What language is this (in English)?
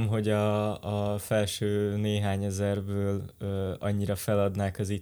Hungarian